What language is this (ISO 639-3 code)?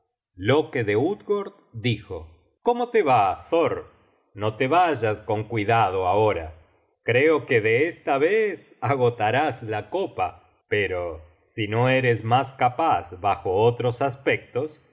spa